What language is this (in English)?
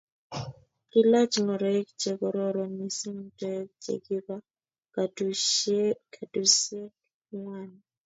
Kalenjin